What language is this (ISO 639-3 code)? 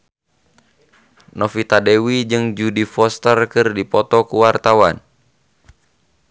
sun